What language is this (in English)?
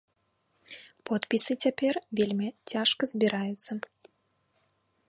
Belarusian